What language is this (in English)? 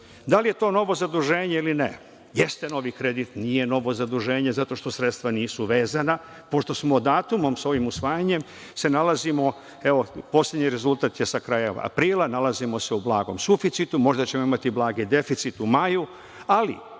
Serbian